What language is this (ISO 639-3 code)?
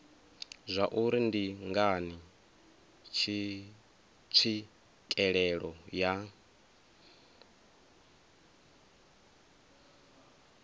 ven